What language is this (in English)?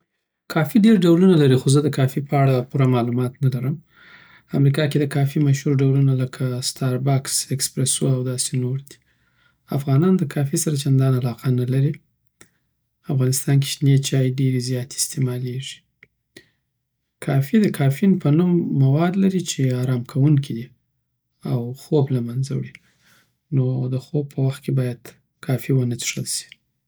Southern Pashto